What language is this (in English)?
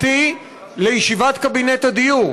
Hebrew